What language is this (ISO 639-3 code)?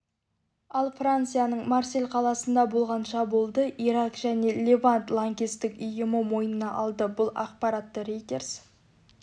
kaz